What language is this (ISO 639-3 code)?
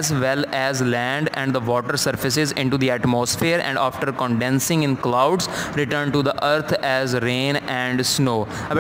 hin